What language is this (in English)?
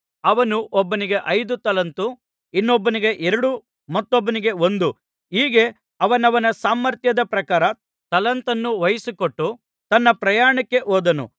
Kannada